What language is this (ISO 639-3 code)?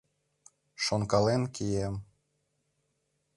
chm